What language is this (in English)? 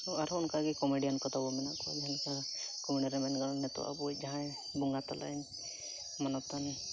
Santali